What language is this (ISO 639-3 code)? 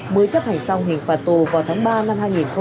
vie